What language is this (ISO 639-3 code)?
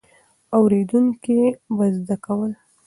pus